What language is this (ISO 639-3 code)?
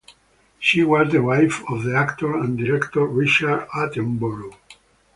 eng